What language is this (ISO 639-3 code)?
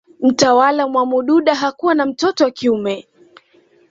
swa